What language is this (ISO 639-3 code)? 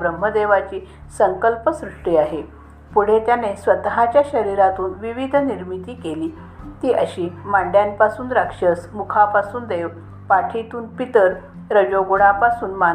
mar